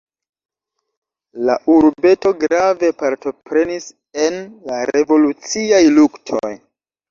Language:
Esperanto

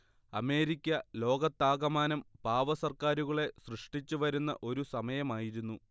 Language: Malayalam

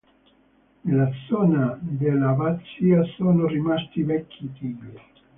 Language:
Italian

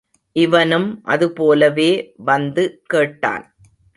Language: Tamil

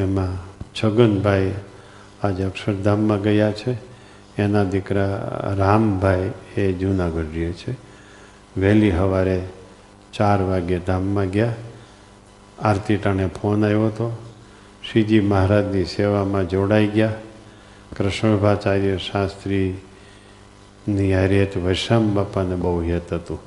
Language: Gujarati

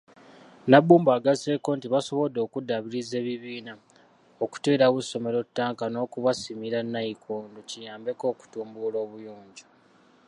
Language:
Ganda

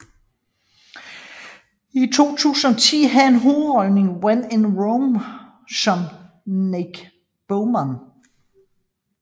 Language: Danish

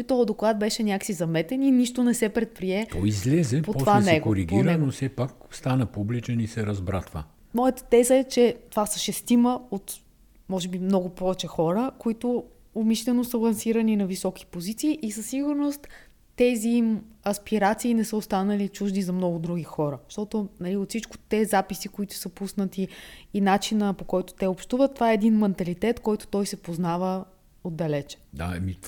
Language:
Bulgarian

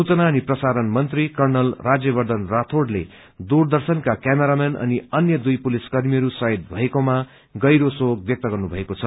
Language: Nepali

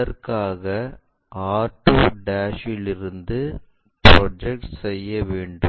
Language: Tamil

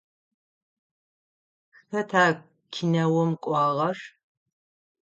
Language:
Adyghe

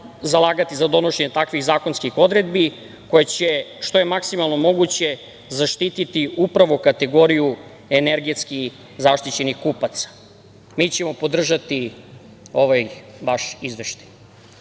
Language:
Serbian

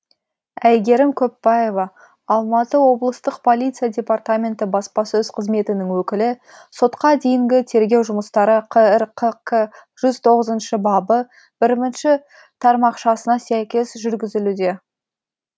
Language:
Kazakh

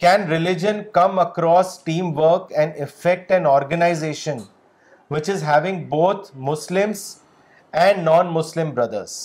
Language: Urdu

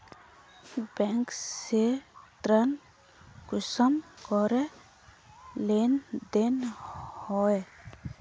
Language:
Magahi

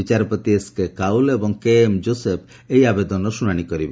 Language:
Odia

